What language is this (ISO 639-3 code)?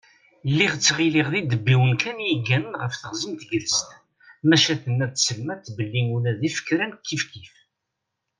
kab